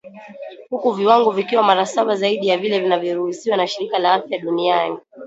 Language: Swahili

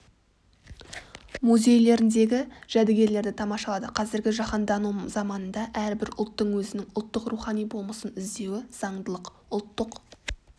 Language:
Kazakh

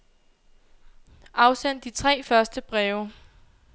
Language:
Danish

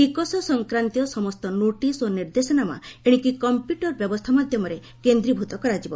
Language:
Odia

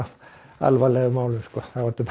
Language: Icelandic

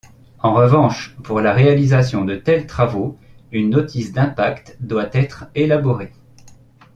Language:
French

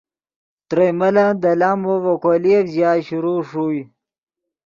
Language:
Yidgha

